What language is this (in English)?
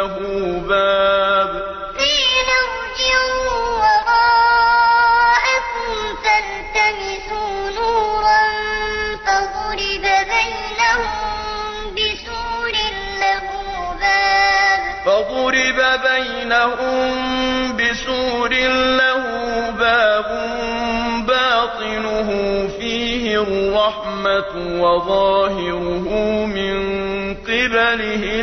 Arabic